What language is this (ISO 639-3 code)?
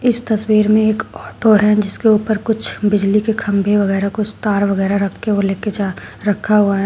hin